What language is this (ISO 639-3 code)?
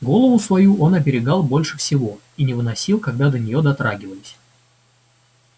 rus